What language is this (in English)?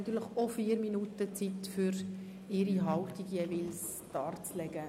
Swiss German